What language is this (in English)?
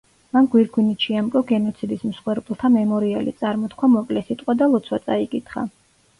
Georgian